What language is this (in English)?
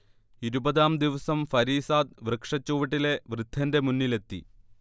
Malayalam